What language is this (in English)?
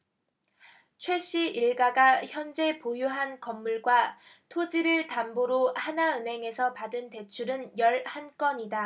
Korean